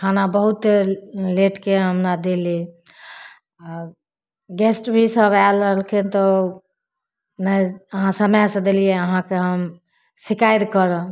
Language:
Maithili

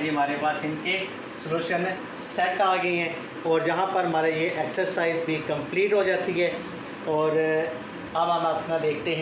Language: Hindi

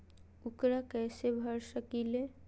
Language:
Magahi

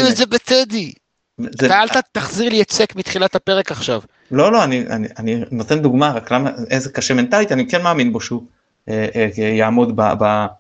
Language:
Hebrew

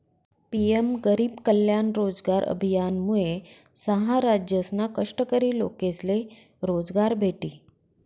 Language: Marathi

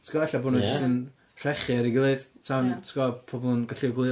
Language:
Welsh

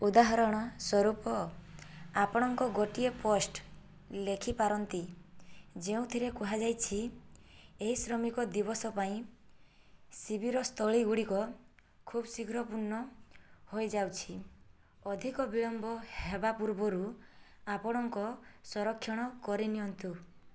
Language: Odia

